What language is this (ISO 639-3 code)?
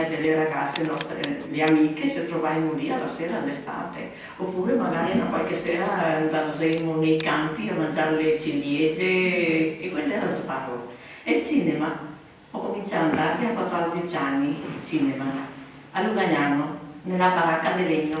ita